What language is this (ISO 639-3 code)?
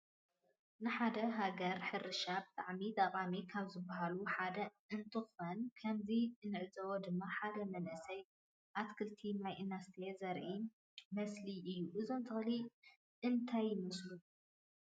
tir